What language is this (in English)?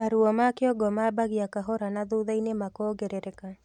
Kikuyu